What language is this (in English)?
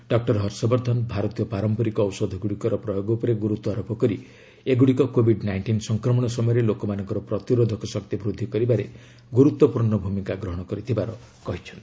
Odia